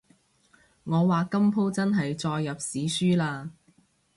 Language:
Cantonese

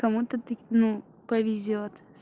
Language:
Russian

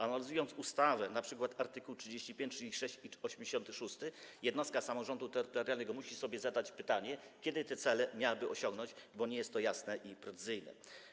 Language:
Polish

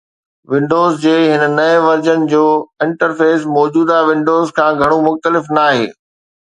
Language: Sindhi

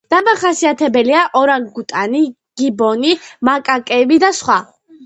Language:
Georgian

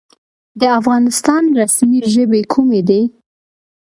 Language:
Pashto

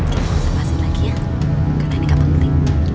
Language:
Indonesian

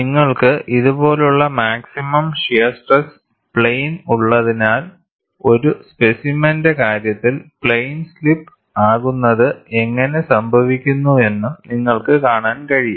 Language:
Malayalam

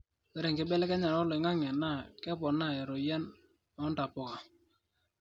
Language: Masai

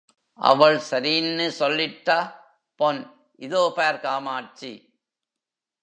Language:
Tamil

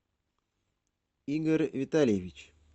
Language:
Russian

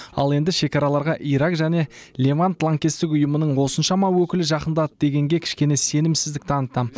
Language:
Kazakh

